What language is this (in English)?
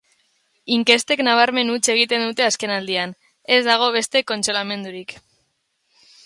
Basque